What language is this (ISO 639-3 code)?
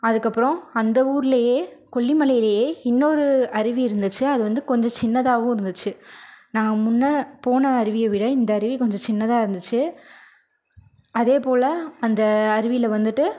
tam